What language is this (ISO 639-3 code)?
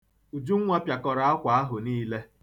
ibo